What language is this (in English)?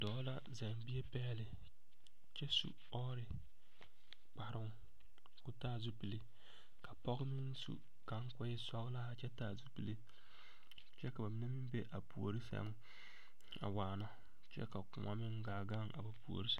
Southern Dagaare